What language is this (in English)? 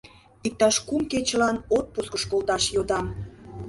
Mari